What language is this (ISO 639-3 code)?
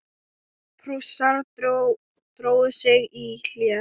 isl